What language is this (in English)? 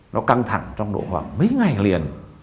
Vietnamese